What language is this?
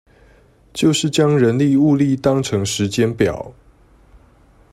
Chinese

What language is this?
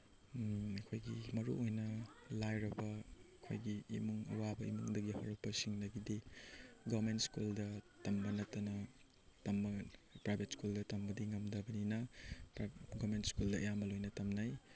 Manipuri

